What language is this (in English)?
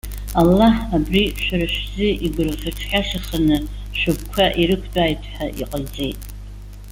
Abkhazian